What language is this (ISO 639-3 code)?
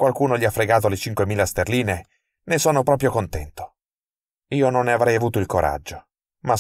ita